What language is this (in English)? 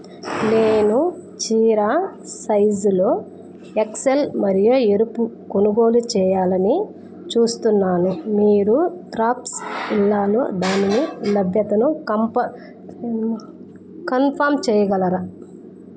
Telugu